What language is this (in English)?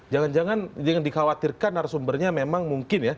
Indonesian